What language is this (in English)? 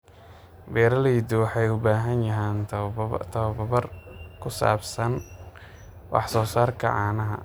Somali